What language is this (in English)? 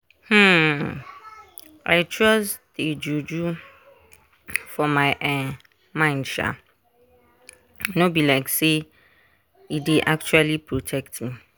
Nigerian Pidgin